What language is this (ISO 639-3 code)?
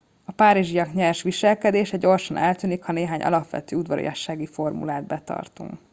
hun